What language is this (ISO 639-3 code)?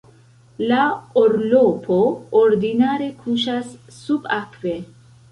epo